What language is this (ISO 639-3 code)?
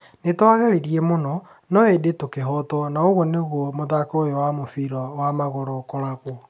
kik